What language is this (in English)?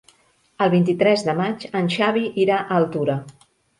Catalan